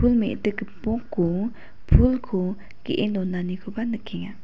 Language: Garo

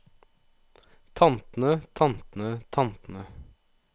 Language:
Norwegian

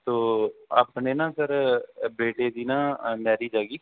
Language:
Punjabi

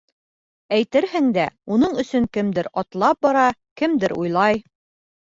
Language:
Bashkir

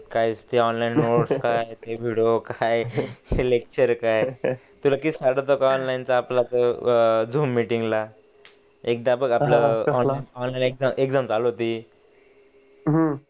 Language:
Marathi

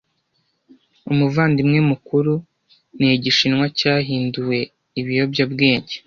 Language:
Kinyarwanda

